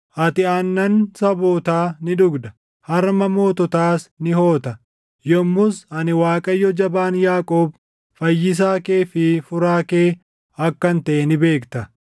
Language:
Oromo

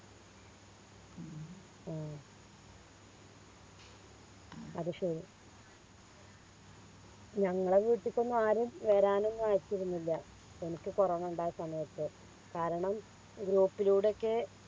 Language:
Malayalam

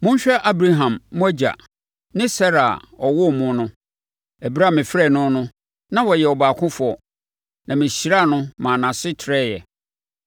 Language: Akan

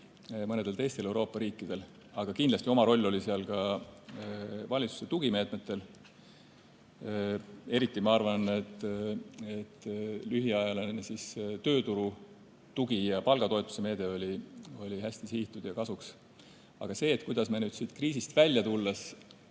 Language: Estonian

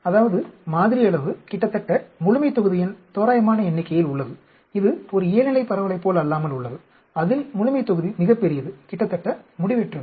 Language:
Tamil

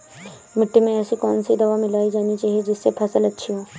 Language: Hindi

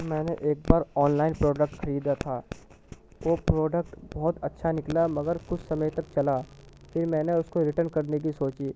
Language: Urdu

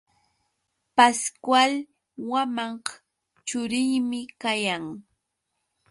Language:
Yauyos Quechua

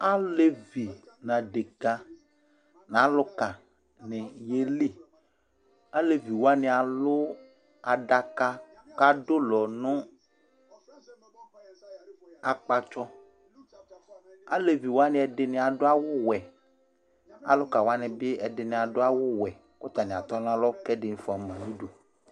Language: Ikposo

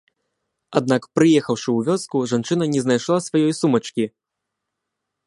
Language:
Belarusian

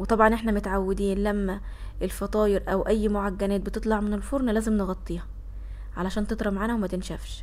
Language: Arabic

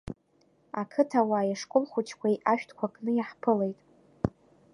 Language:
Abkhazian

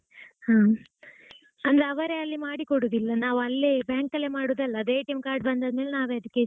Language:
Kannada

